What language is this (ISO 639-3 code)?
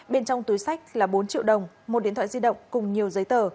vie